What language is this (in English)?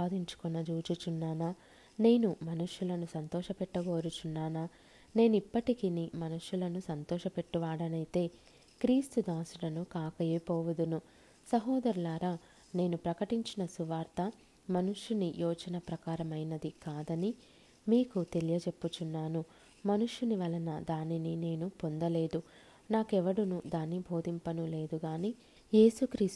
Telugu